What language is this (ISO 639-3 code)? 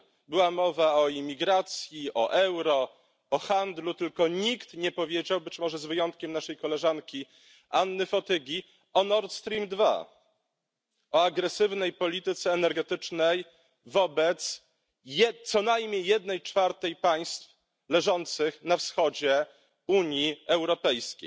pol